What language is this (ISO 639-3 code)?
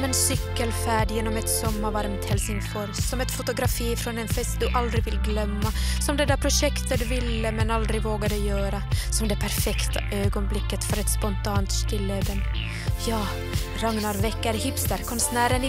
swe